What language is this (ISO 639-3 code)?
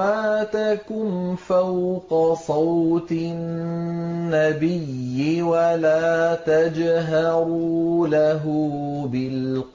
ara